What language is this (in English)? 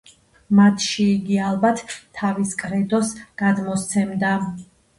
Georgian